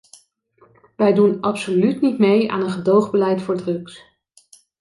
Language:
Dutch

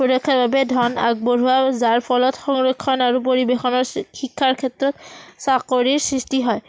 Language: Assamese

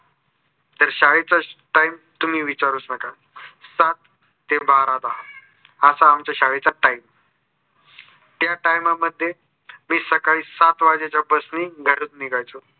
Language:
Marathi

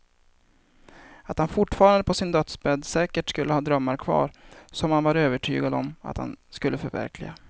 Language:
Swedish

